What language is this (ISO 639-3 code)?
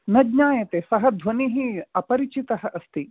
san